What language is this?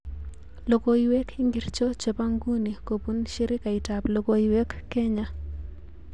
Kalenjin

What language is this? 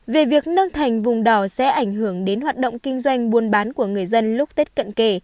Vietnamese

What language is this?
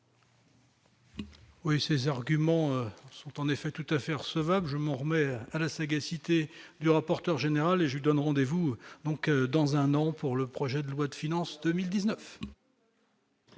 French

